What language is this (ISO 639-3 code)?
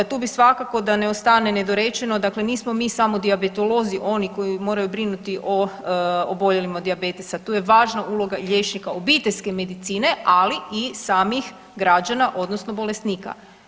hrv